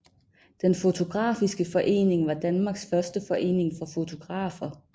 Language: Danish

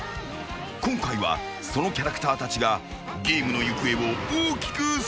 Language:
Japanese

